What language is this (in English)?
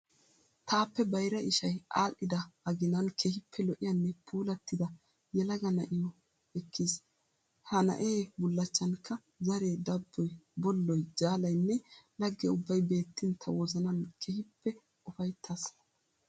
Wolaytta